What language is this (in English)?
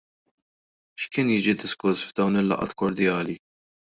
Maltese